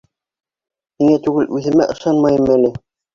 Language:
Bashkir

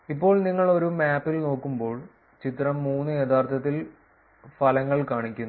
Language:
Malayalam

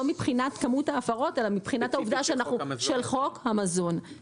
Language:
Hebrew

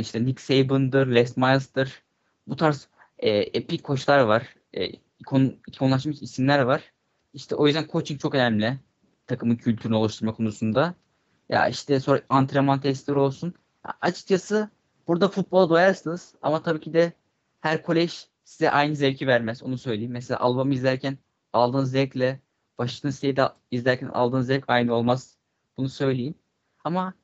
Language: Turkish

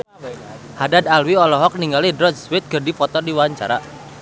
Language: Sundanese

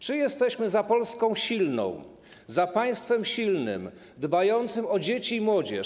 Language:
Polish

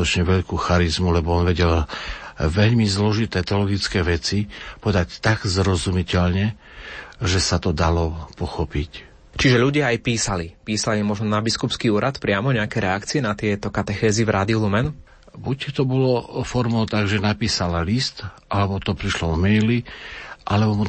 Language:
Slovak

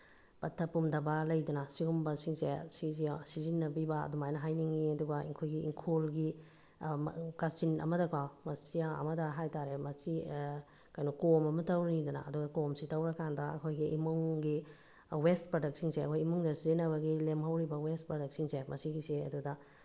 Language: Manipuri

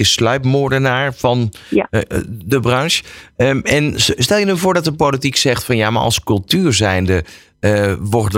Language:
Dutch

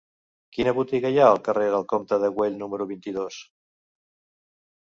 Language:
Catalan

